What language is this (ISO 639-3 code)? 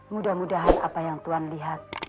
ind